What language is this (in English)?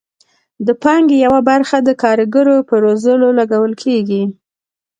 Pashto